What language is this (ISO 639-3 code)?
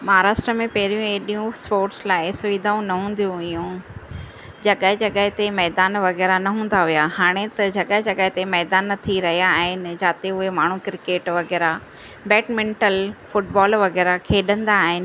snd